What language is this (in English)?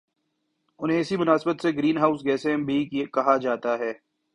Urdu